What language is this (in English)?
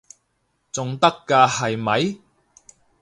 Cantonese